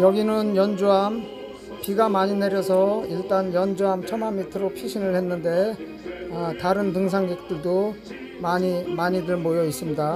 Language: Korean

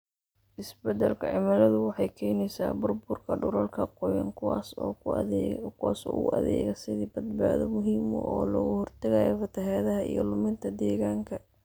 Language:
Somali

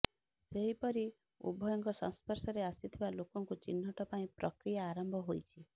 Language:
Odia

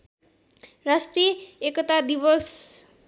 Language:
Nepali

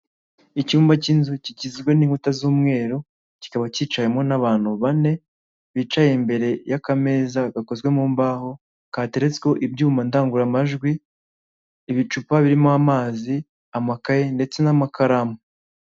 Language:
Kinyarwanda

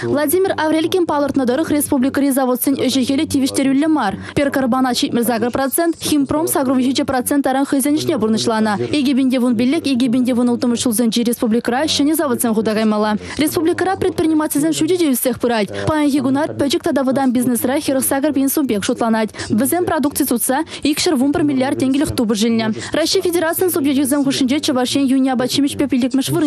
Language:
Russian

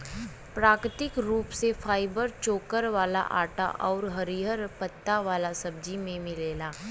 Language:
Bhojpuri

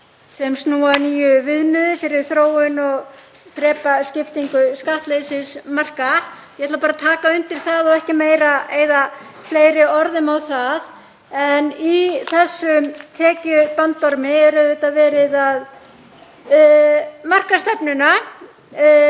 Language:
Icelandic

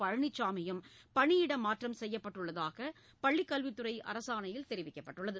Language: Tamil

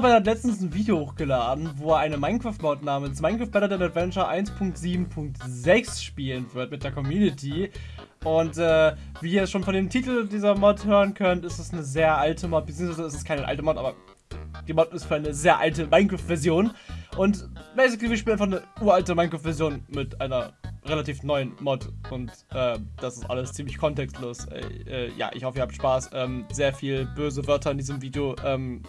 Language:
German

